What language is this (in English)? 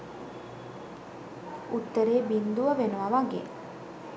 Sinhala